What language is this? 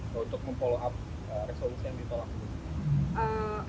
Indonesian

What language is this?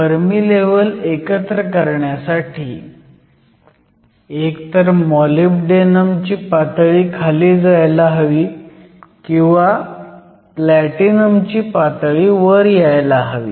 Marathi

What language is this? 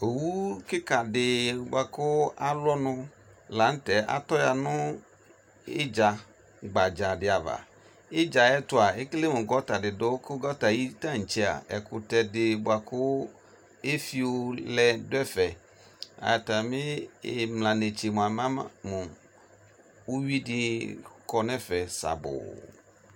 Ikposo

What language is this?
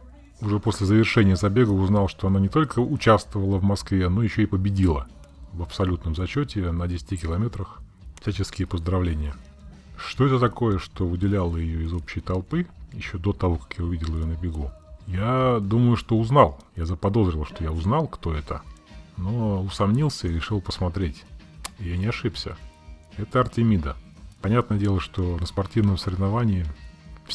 Russian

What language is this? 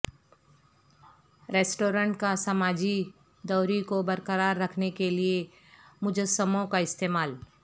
Urdu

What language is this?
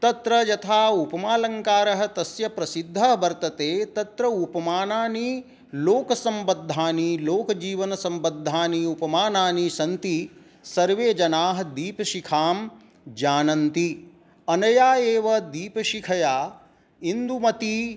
Sanskrit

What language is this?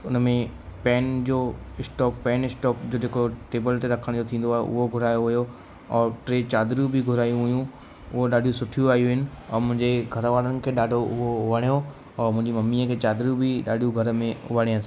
Sindhi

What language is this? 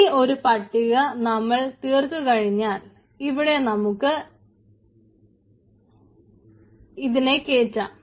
Malayalam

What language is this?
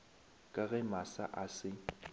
Northern Sotho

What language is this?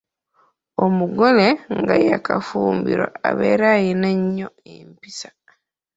Ganda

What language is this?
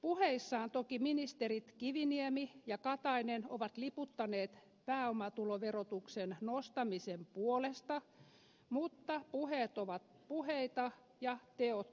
Finnish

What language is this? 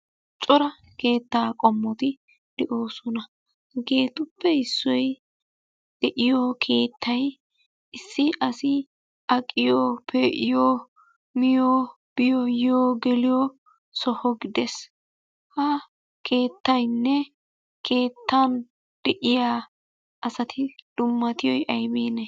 Wolaytta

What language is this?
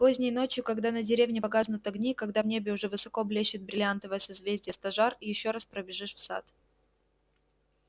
Russian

